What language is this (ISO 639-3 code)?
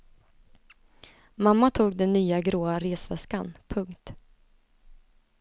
swe